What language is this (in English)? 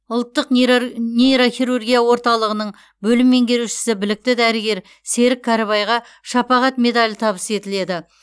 Kazakh